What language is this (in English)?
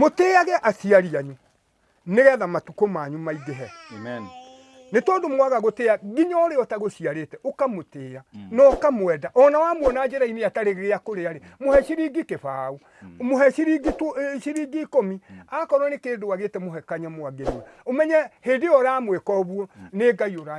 Italian